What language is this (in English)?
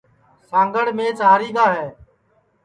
Sansi